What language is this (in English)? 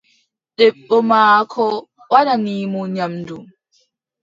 Adamawa Fulfulde